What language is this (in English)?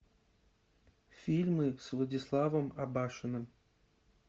Russian